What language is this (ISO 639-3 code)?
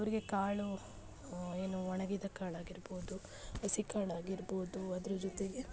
kan